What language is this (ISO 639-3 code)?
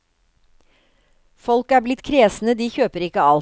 nor